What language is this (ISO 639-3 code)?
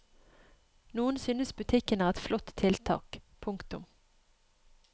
nor